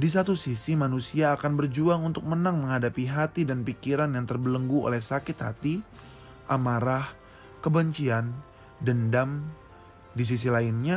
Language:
Indonesian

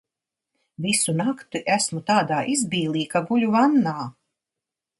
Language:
Latvian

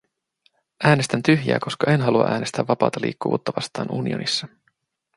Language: Finnish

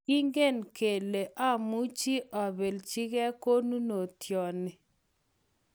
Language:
Kalenjin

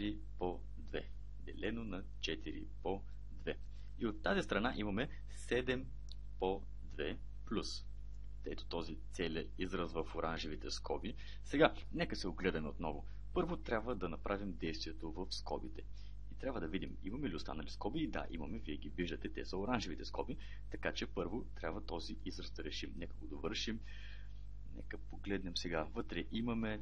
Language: Bulgarian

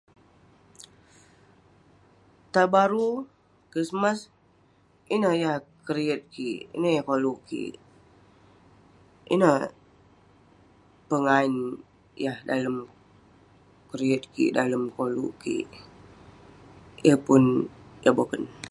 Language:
Western Penan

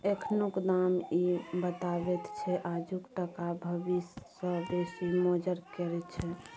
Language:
Maithili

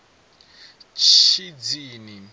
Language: Venda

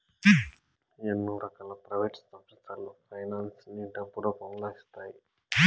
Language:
Telugu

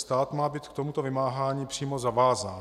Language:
Czech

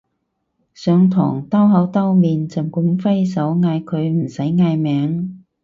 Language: Cantonese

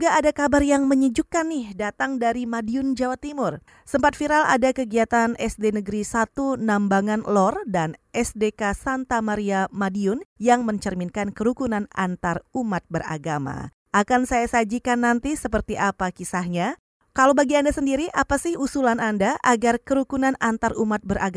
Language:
Indonesian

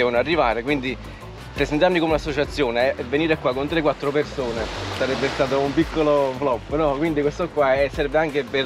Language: Italian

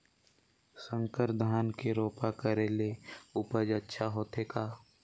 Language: Chhattisgarhi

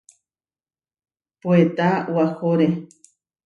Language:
Huarijio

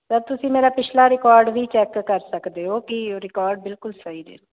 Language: Punjabi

